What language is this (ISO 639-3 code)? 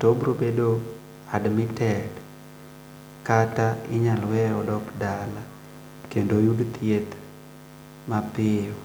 luo